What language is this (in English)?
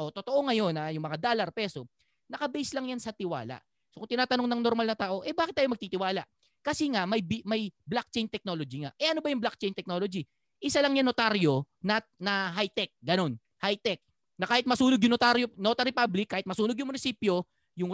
Filipino